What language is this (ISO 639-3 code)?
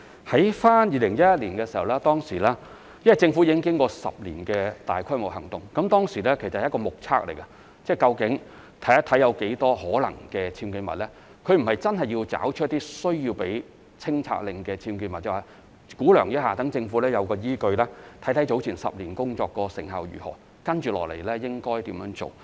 yue